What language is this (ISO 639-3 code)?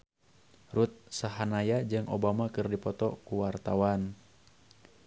sun